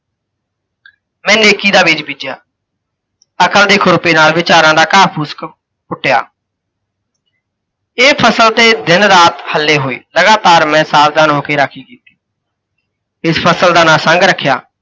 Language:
Punjabi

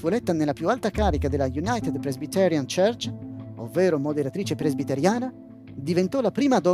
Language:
Italian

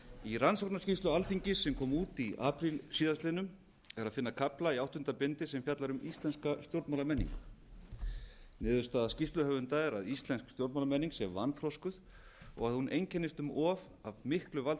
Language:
Icelandic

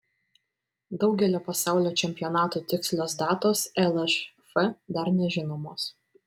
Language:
Lithuanian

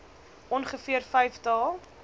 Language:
Afrikaans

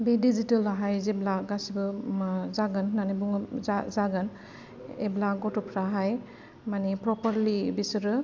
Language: Bodo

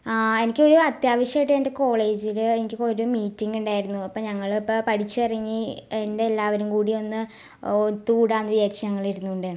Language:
Malayalam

